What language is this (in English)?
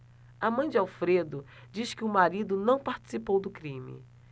Portuguese